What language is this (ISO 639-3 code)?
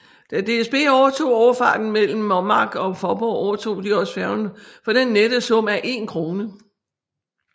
dan